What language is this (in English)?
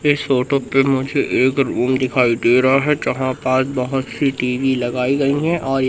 Hindi